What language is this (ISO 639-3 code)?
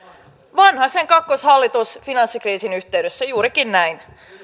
fin